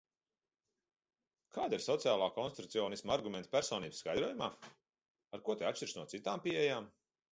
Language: Latvian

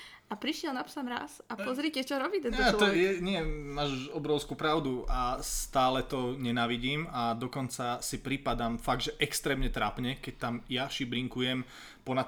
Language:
Slovak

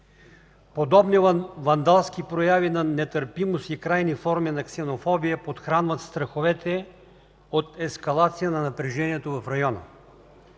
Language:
Bulgarian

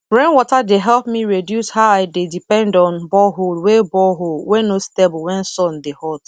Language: Nigerian Pidgin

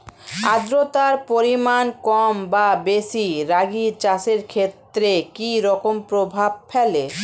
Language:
Bangla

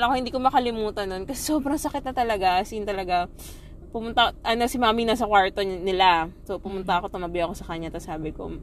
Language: Filipino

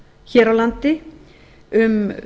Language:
Icelandic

